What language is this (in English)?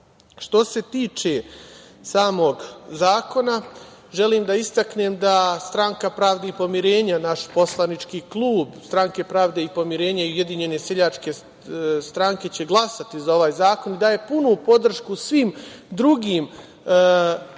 Serbian